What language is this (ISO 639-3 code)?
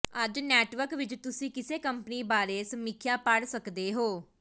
pan